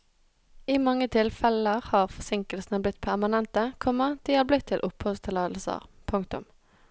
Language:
Norwegian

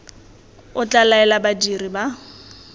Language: Tswana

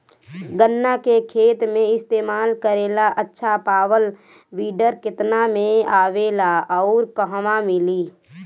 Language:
Bhojpuri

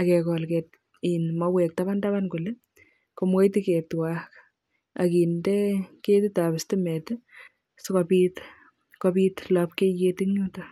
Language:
Kalenjin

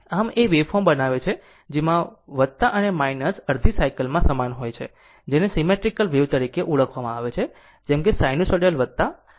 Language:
Gujarati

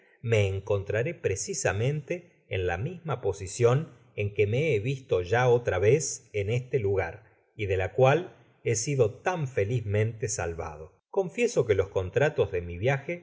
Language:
Spanish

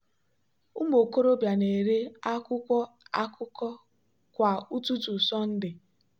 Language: Igbo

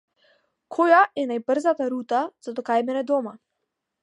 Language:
Macedonian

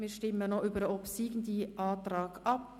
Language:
Swiss German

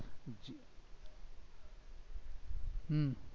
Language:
Gujarati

